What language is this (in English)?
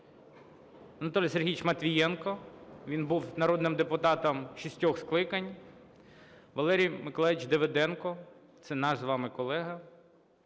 Ukrainian